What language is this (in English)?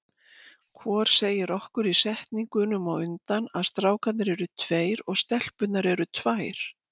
Icelandic